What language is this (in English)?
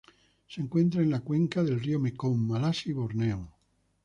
Spanish